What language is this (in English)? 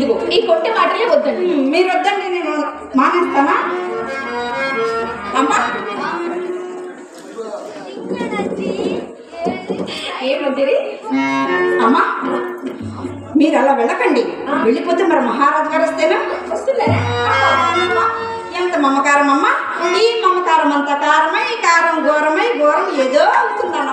Telugu